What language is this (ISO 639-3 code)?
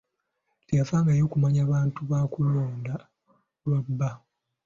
lug